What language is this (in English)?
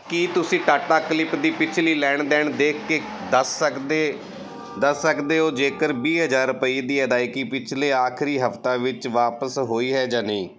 Punjabi